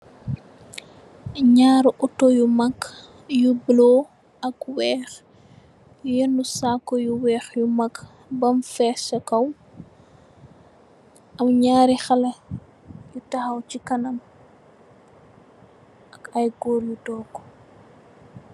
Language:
Wolof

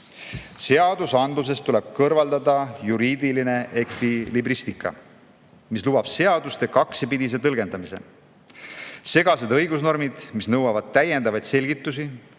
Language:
Estonian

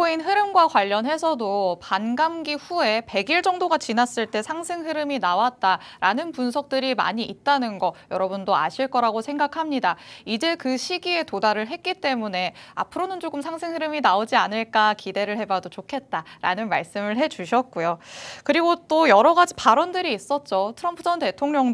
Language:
Korean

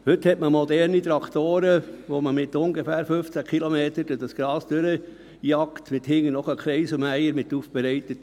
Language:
Swiss German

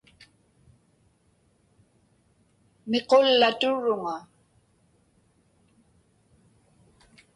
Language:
Inupiaq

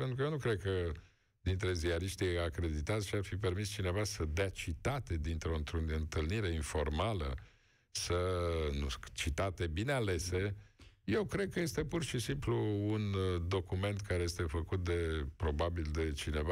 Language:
Romanian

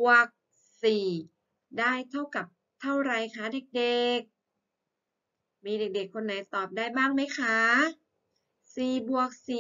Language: Thai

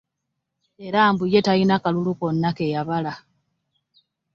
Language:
Ganda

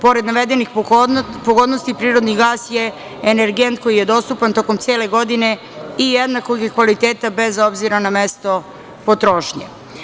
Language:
Serbian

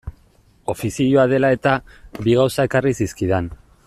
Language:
Basque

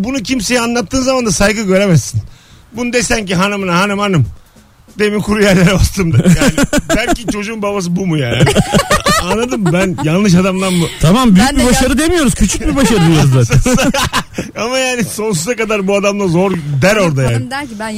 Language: Turkish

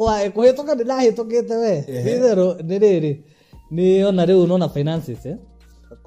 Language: Swahili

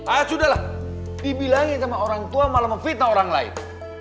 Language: Indonesian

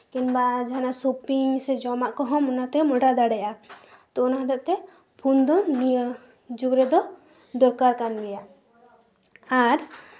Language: Santali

